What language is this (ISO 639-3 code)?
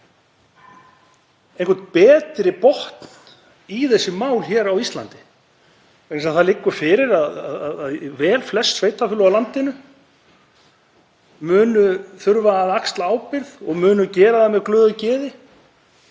isl